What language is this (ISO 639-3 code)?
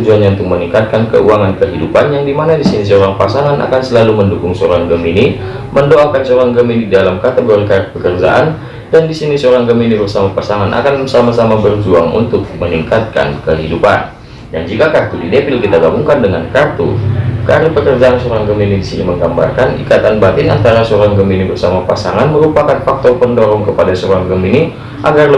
ind